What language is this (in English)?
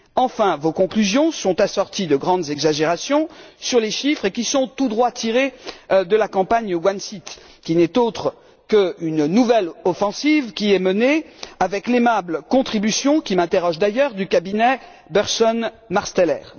French